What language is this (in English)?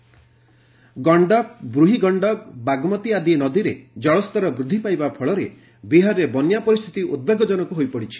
Odia